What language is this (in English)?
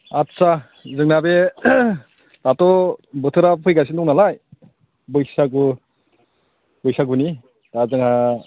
Bodo